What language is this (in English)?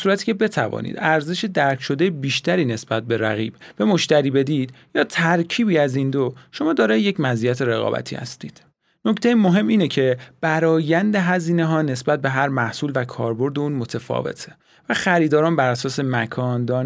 Persian